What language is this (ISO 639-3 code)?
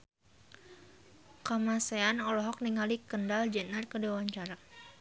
sun